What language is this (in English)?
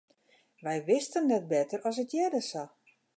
Western Frisian